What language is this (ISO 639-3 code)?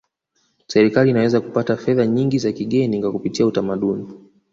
swa